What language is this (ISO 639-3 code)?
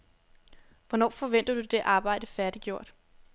dan